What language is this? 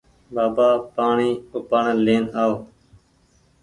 Goaria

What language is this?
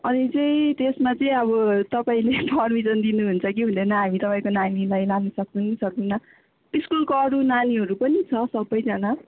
Nepali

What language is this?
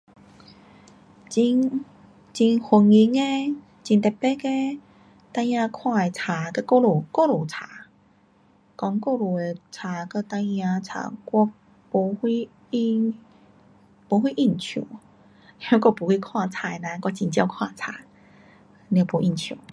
Pu-Xian Chinese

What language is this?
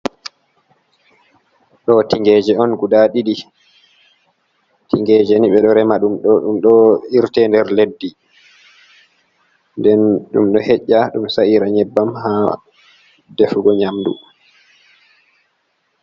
Fula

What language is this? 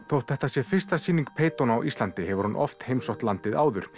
Icelandic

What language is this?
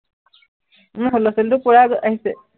Assamese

